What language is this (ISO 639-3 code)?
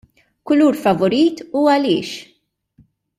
mlt